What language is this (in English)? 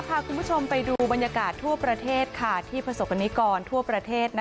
Thai